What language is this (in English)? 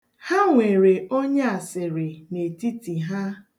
Igbo